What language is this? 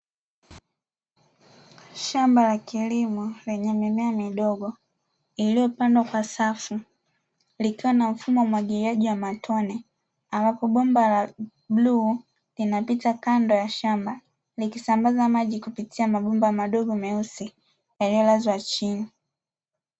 Swahili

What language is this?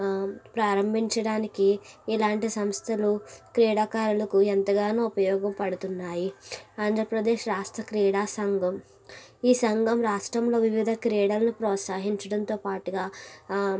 Telugu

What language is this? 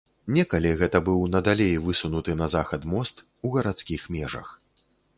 Belarusian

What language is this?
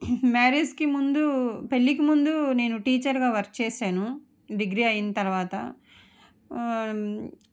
Telugu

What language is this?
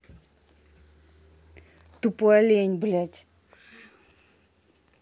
Russian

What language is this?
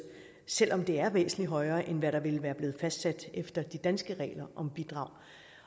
Danish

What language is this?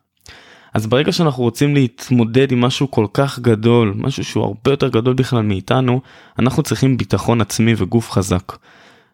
Hebrew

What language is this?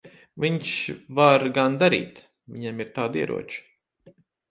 Latvian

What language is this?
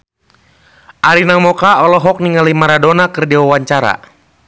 Sundanese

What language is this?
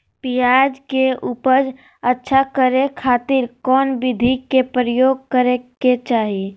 Magahi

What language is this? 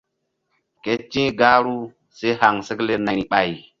Mbum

